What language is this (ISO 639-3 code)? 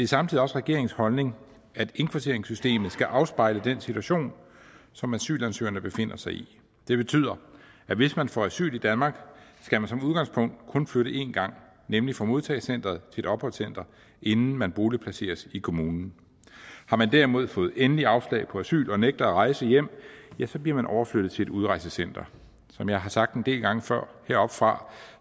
dan